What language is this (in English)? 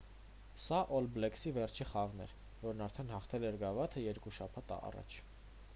Armenian